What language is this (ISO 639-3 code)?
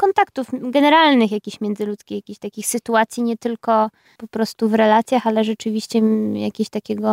pol